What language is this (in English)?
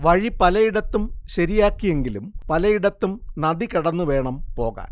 Malayalam